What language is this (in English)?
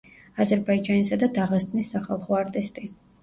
Georgian